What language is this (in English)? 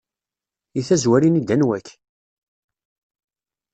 Kabyle